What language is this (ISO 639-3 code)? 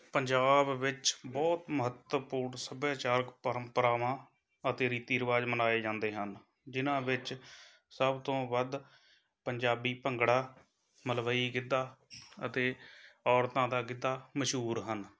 pan